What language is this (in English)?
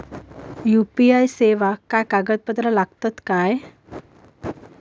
Marathi